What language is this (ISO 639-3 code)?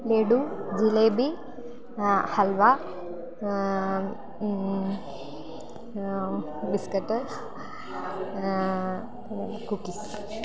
mal